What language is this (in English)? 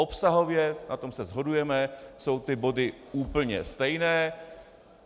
Czech